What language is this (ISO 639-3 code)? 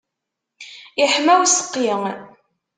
kab